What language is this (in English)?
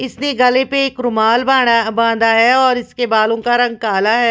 Hindi